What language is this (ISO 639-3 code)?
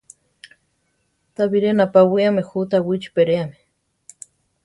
tar